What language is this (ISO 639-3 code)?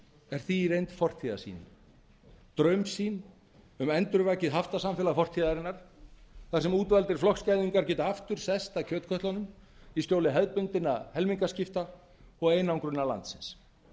isl